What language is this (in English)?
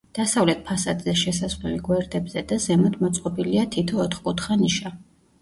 Georgian